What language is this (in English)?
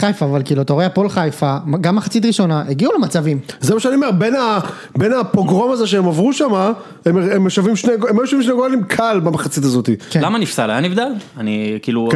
Hebrew